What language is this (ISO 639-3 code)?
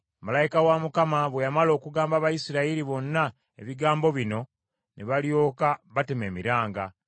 lug